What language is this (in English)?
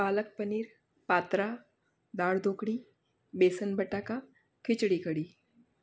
Gujarati